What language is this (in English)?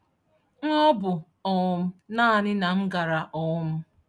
Igbo